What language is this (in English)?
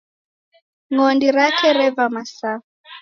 Taita